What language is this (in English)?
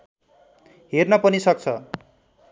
Nepali